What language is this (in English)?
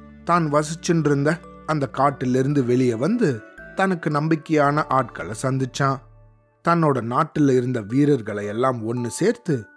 Tamil